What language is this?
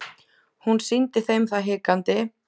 Icelandic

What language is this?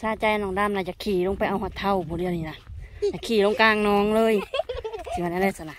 Thai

